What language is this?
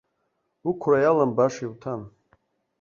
Abkhazian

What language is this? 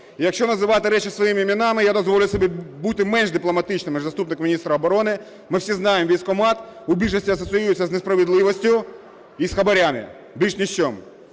Ukrainian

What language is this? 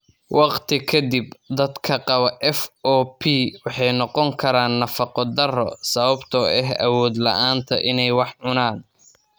Somali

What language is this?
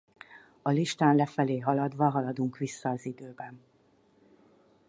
Hungarian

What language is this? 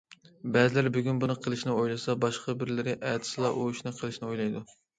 Uyghur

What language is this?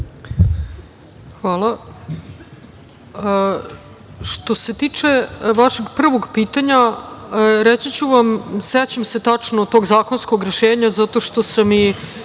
Serbian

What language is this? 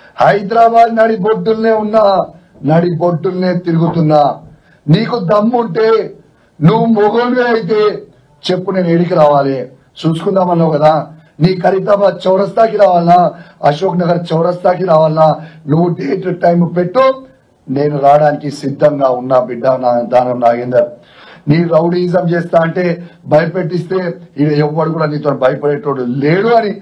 Telugu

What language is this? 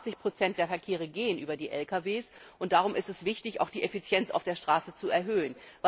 German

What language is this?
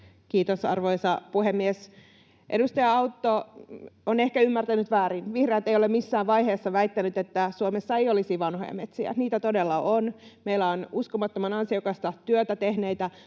Finnish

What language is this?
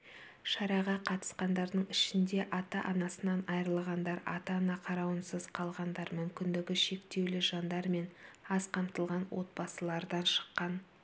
Kazakh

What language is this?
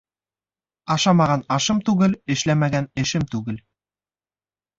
Bashkir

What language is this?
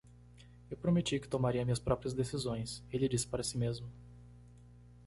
Portuguese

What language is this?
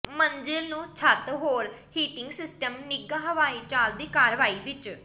Punjabi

